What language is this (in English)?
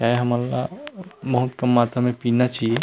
Chhattisgarhi